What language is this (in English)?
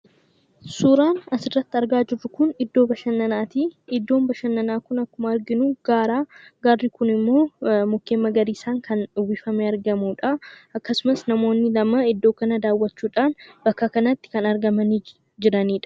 Oromo